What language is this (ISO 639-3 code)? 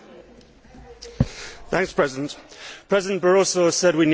eng